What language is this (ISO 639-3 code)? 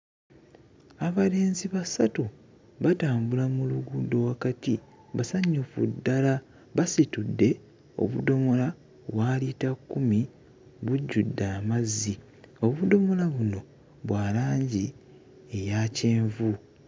lug